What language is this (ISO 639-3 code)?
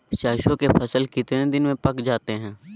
mag